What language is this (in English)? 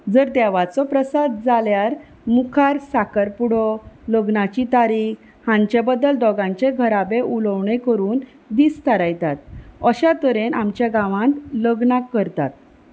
Konkani